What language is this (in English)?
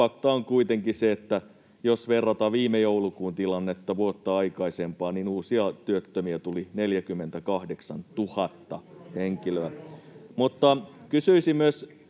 Finnish